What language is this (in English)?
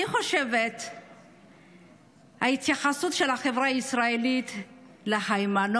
Hebrew